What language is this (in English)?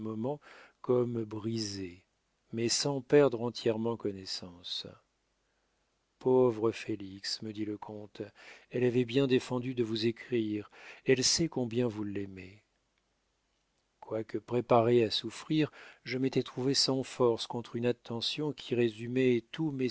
French